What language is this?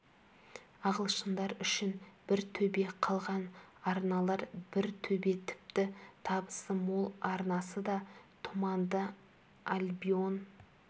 Kazakh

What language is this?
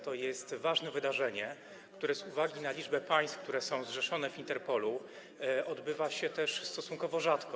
Polish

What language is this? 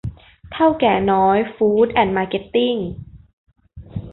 Thai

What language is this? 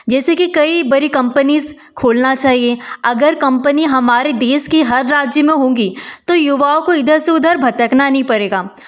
Hindi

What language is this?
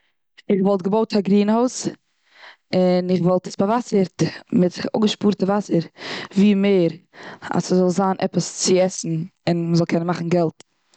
Yiddish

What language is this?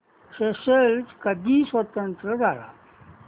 Marathi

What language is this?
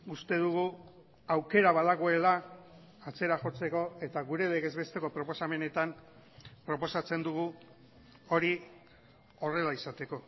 Basque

